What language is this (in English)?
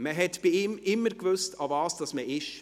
Swiss German